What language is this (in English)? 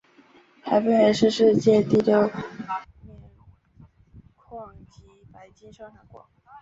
Chinese